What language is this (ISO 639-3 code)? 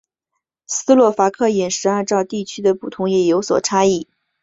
zho